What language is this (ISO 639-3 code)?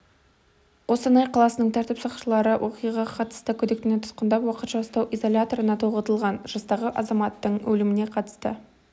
kaz